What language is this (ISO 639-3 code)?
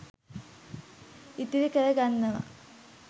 sin